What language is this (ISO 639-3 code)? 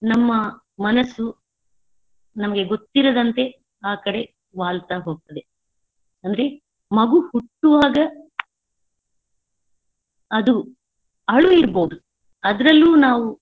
kan